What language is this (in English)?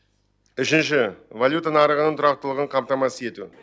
Kazakh